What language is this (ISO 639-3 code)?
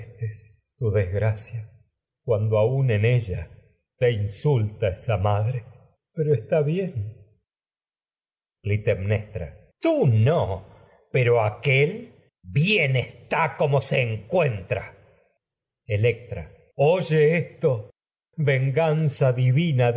spa